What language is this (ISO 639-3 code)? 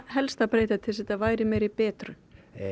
isl